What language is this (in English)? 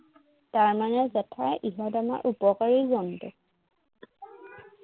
Assamese